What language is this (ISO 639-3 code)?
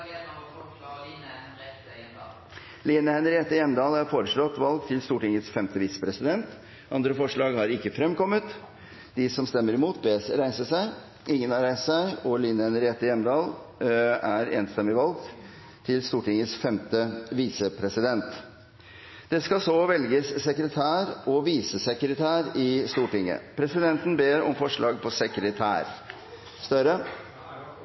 nor